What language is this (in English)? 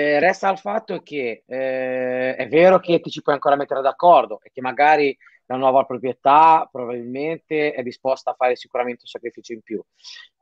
Italian